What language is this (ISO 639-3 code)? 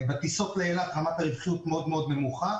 heb